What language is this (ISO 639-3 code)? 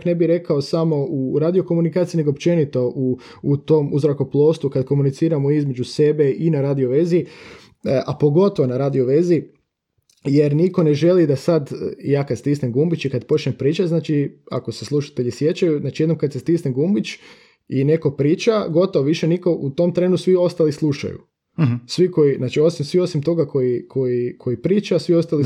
hrv